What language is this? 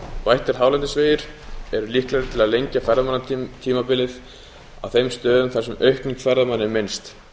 Icelandic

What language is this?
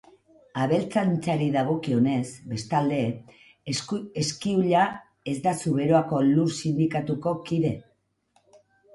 Basque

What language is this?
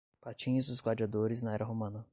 Portuguese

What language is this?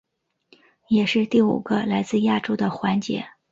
Chinese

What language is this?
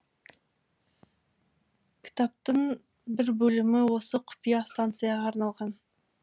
Kazakh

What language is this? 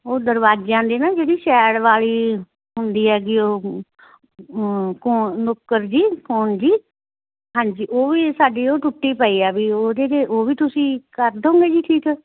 Punjabi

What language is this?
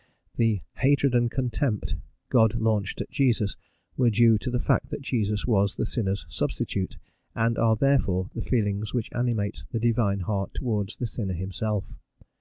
English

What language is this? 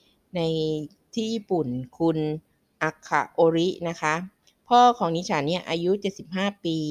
Thai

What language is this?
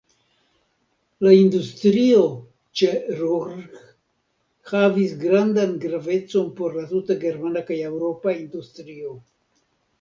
Esperanto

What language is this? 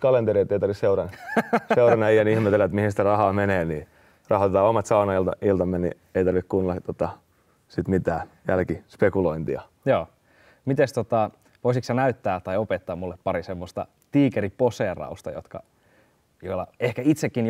Finnish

